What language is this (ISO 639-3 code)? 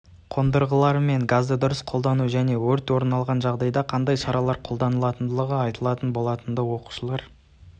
kaz